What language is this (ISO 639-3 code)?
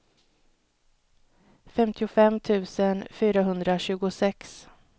swe